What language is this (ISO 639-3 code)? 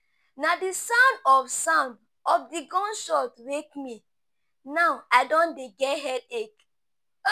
pcm